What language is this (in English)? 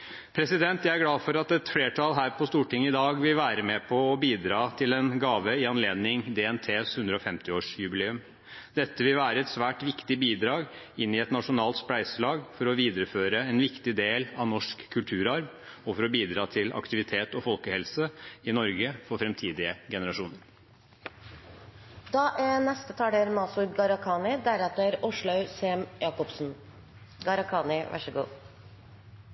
Norwegian Bokmål